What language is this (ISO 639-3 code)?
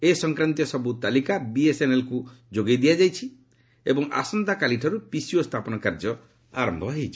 ori